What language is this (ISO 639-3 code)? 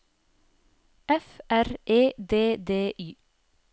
nor